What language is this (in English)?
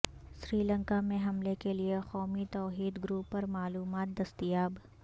Urdu